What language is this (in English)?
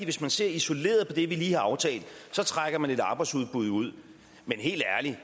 Danish